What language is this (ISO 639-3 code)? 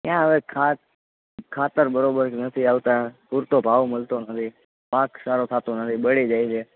guj